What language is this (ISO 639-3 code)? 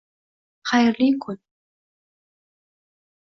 uzb